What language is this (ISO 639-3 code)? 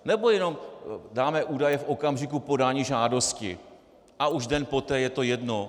ces